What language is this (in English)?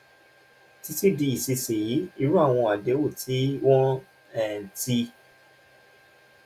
Yoruba